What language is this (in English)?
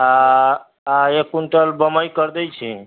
Maithili